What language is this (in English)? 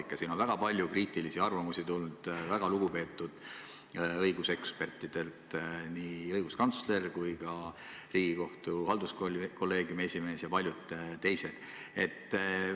Estonian